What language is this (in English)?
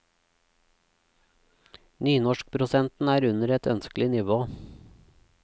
Norwegian